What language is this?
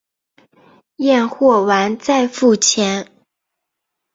Chinese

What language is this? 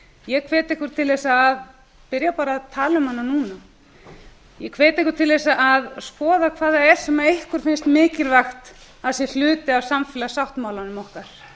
Icelandic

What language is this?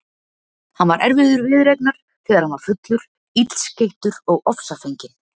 Icelandic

